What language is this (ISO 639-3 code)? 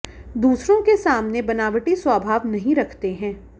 hin